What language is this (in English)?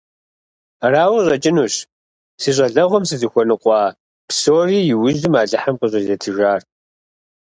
Kabardian